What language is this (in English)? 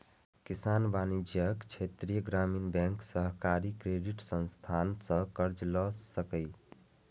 Maithili